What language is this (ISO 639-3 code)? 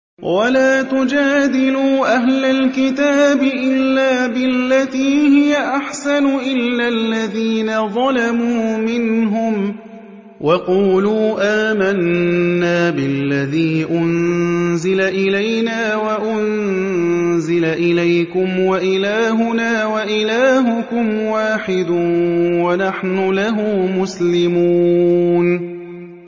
ara